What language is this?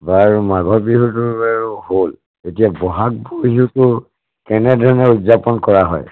Assamese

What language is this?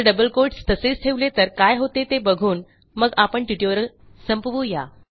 Marathi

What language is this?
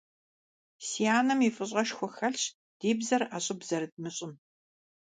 Kabardian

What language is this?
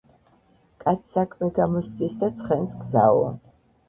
Georgian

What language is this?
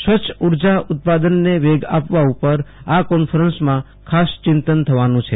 Gujarati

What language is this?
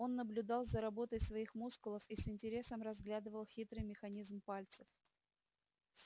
Russian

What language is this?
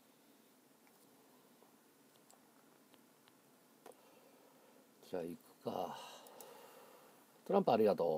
Japanese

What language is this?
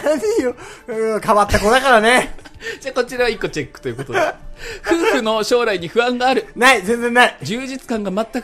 Japanese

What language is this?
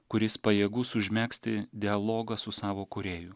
Lithuanian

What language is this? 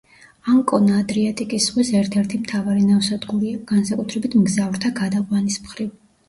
Georgian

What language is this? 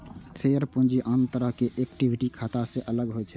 Maithili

